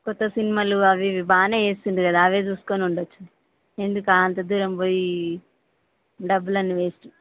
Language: Telugu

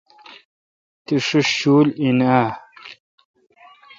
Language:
Kalkoti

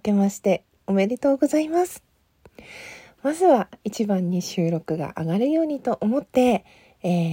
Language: Japanese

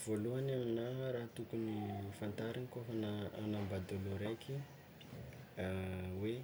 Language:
Tsimihety Malagasy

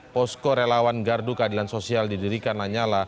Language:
Indonesian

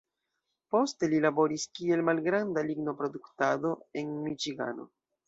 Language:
Esperanto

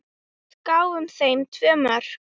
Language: Icelandic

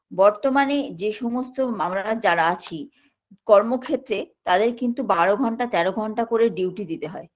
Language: Bangla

